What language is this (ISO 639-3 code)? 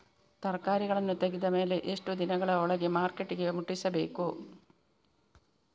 kan